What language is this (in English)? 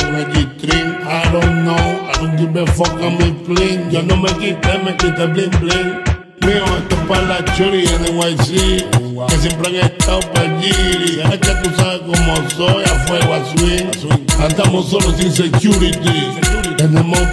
Romanian